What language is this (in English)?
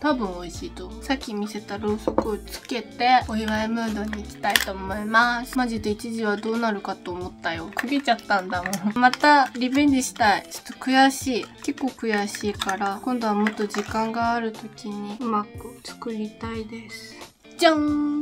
Japanese